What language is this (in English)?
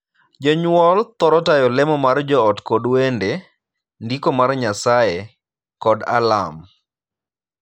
Luo (Kenya and Tanzania)